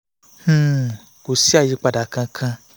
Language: Yoruba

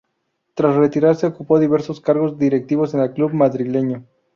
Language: Spanish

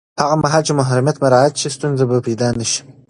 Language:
Pashto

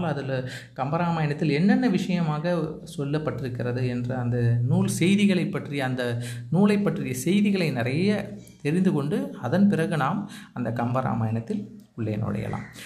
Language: Tamil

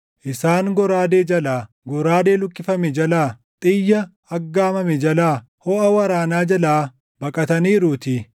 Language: Oromo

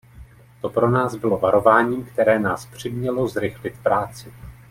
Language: Czech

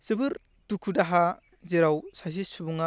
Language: Bodo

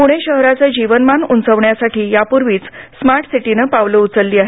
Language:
Marathi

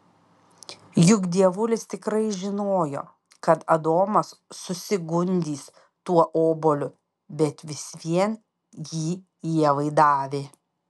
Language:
Lithuanian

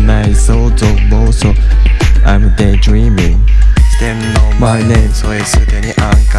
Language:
Japanese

